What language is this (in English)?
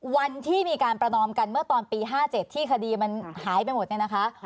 Thai